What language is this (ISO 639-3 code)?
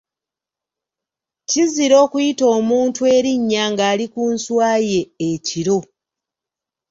lug